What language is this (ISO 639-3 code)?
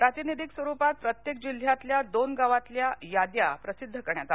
mar